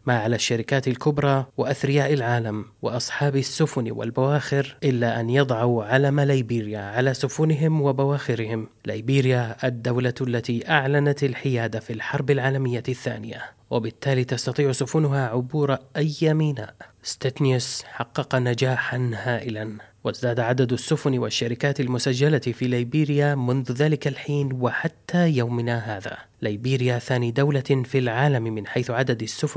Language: Arabic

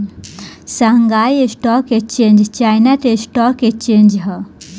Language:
Bhojpuri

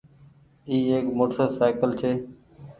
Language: Goaria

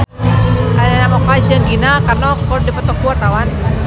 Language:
Sundanese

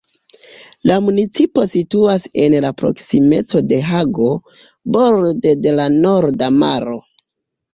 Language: Esperanto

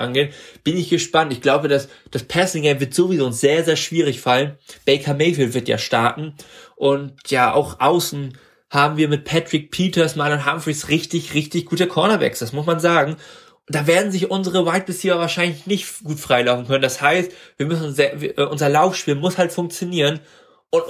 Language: German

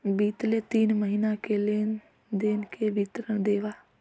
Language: Chhattisgarhi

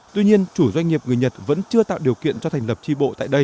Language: Vietnamese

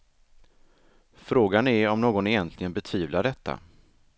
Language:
Swedish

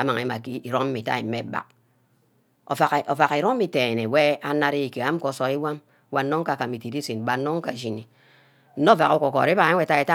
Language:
Ubaghara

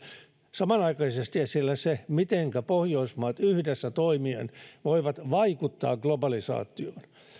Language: Finnish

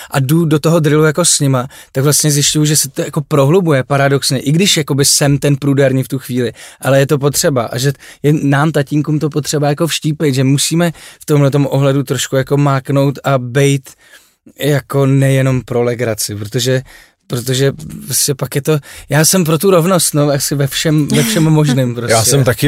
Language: Czech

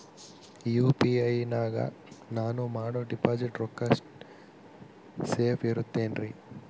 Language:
Kannada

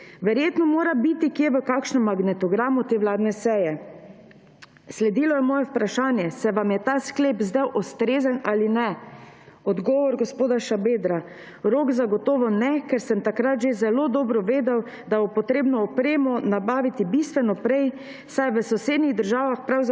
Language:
Slovenian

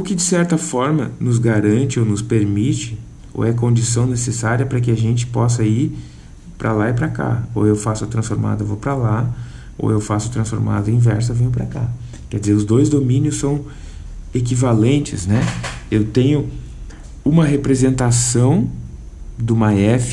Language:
Portuguese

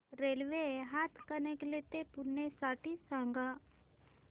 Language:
Marathi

